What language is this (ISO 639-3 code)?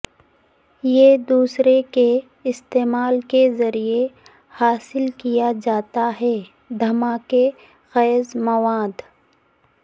urd